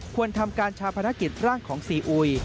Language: Thai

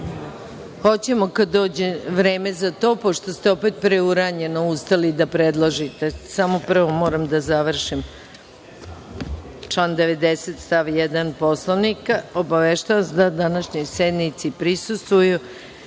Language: Serbian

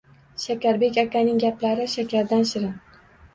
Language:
Uzbek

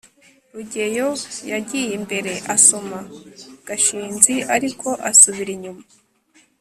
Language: Kinyarwanda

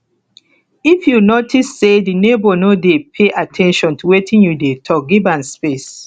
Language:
Nigerian Pidgin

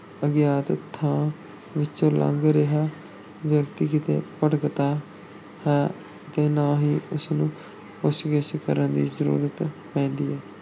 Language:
Punjabi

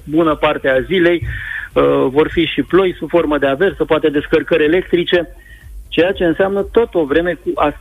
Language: Romanian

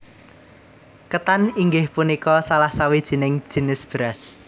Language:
Javanese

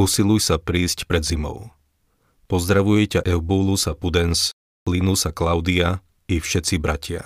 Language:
Slovak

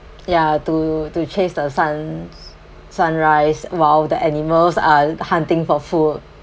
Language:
English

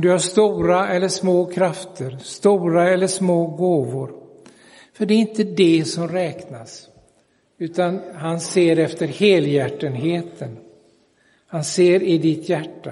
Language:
Swedish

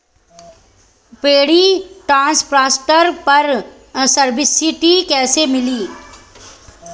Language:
Bhojpuri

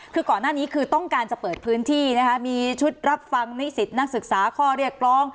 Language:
Thai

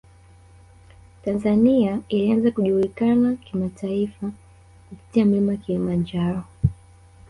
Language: Swahili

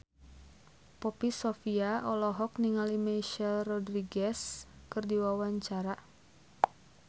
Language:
Sundanese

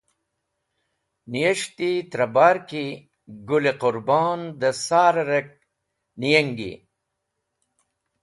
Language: Wakhi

